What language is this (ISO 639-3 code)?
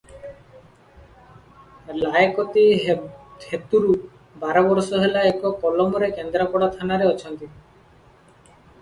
ori